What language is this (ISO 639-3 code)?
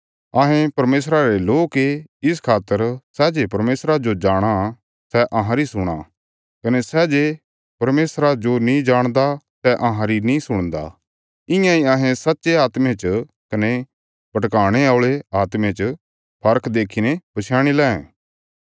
kfs